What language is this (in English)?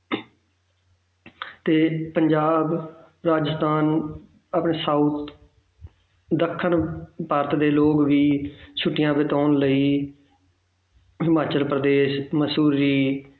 Punjabi